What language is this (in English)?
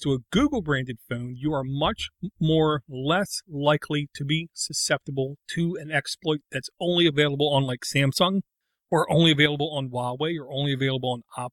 English